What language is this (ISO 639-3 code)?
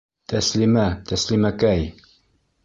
bak